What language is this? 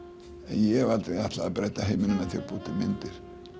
Icelandic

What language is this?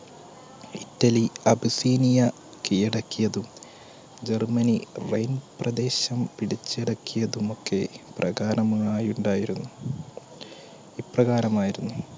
Malayalam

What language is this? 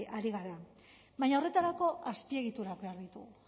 Basque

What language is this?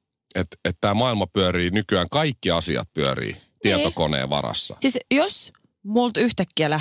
Finnish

